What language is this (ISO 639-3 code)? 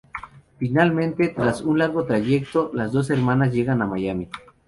spa